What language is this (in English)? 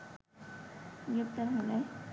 Bangla